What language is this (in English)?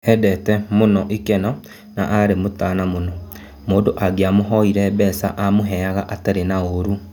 Kikuyu